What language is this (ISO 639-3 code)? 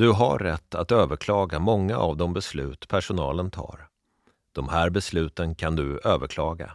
swe